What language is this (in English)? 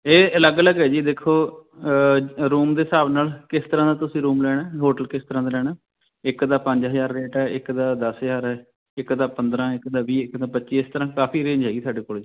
Punjabi